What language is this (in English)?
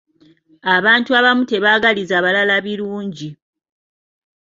Ganda